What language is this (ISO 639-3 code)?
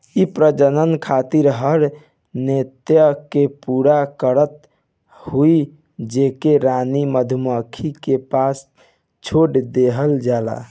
bho